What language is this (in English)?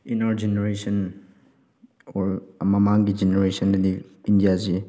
Manipuri